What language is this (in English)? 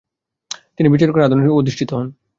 Bangla